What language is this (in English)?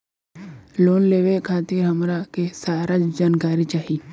Bhojpuri